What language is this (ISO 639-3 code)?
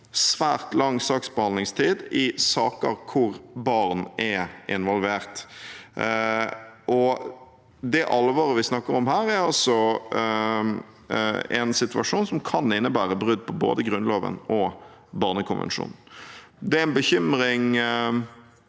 nor